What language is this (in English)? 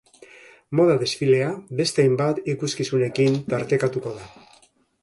Basque